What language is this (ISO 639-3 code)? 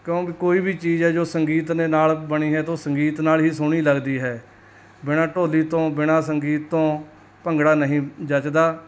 pan